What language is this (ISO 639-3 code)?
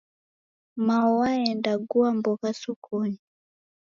dav